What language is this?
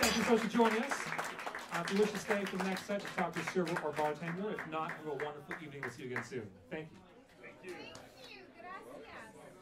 English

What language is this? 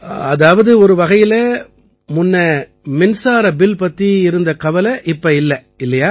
Tamil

